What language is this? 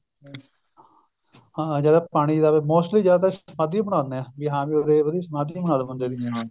Punjabi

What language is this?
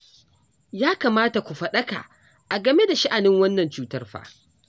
Hausa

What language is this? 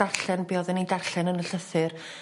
Welsh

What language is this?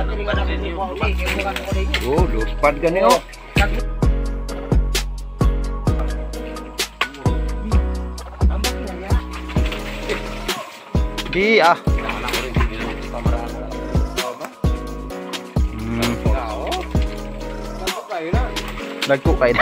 Thai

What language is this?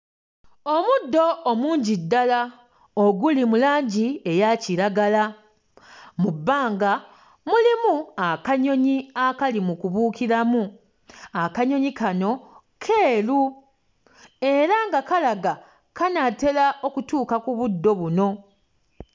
Ganda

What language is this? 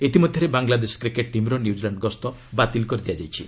Odia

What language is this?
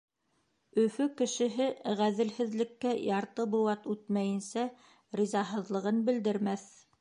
Bashkir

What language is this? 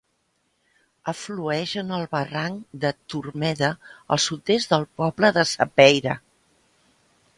Catalan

